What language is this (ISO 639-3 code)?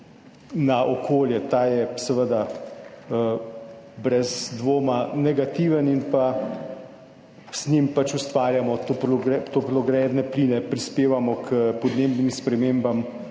slv